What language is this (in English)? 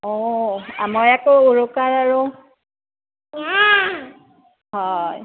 Assamese